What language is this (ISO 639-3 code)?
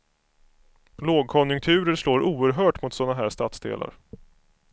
swe